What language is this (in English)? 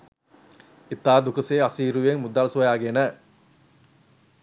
Sinhala